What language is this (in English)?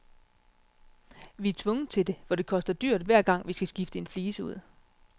Danish